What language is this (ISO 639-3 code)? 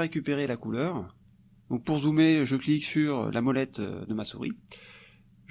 fra